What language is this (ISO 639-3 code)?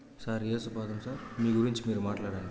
tel